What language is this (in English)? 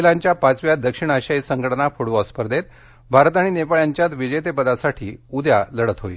Marathi